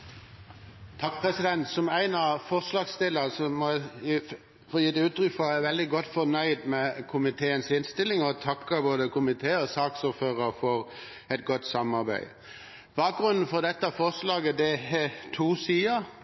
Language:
Norwegian Bokmål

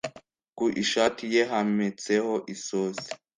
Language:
Kinyarwanda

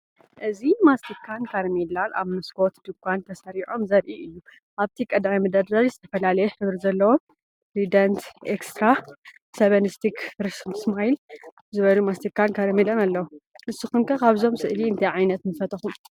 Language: Tigrinya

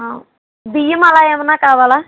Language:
Telugu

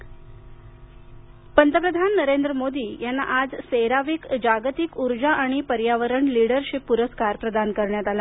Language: Marathi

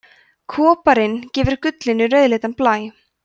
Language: Icelandic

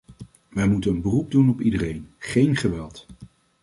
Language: Dutch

